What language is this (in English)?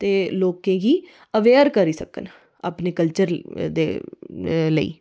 Dogri